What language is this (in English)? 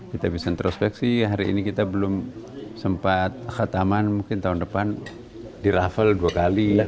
Indonesian